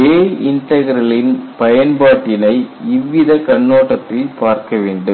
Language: Tamil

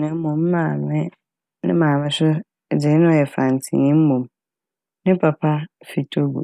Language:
Akan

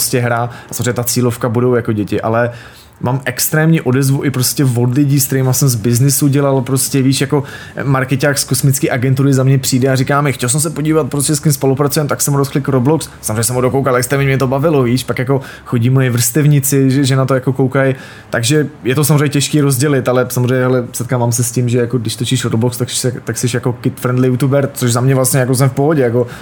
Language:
Czech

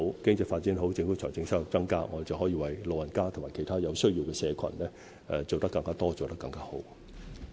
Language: Cantonese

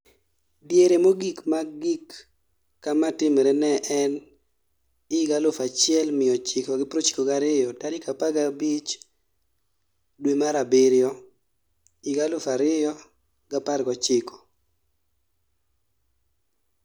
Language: Luo (Kenya and Tanzania)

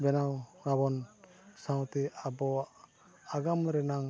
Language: Santali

